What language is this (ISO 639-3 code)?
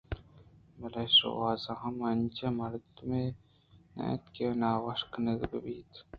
bgp